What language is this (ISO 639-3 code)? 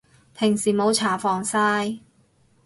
yue